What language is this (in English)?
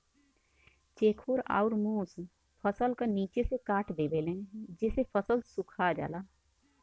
Bhojpuri